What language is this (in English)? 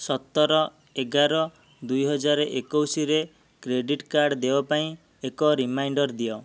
Odia